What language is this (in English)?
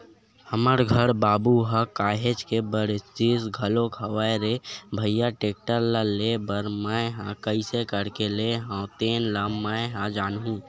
Chhattisgarhi